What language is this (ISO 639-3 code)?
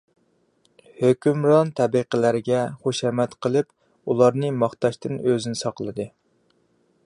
uig